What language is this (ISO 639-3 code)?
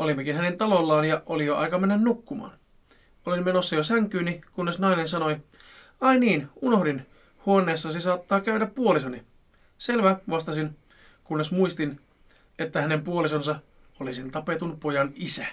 fin